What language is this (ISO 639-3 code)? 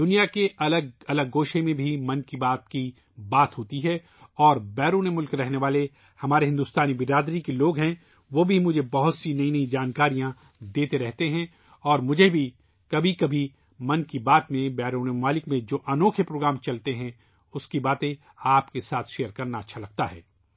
urd